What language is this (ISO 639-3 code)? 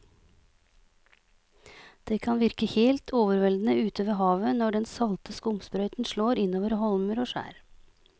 nor